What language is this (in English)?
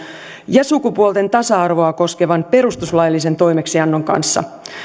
Finnish